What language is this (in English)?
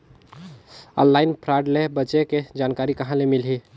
Chhattisgarhi